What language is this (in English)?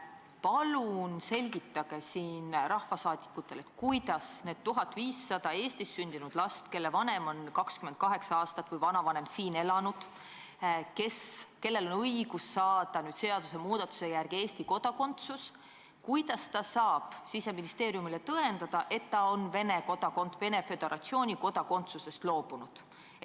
Estonian